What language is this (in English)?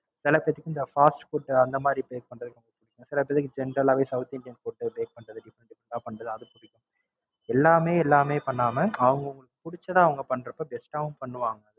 Tamil